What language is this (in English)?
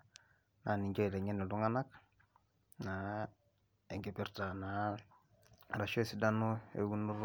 Masai